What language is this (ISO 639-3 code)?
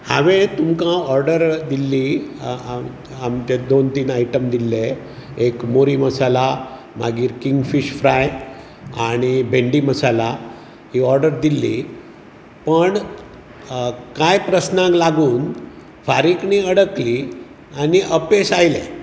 kok